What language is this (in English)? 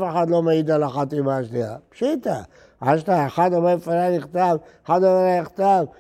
Hebrew